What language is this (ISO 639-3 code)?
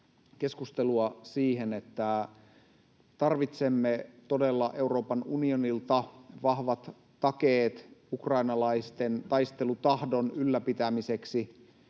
fin